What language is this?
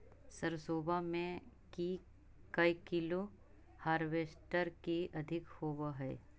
Magahi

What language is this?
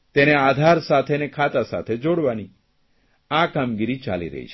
Gujarati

